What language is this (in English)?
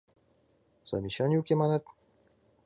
Mari